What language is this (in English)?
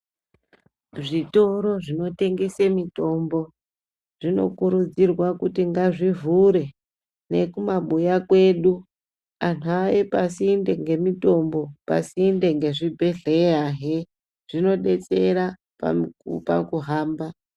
Ndau